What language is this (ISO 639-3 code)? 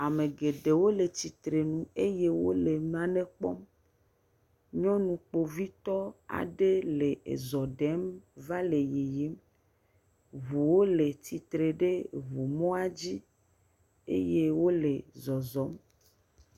ewe